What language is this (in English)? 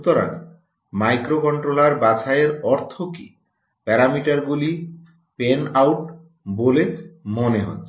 Bangla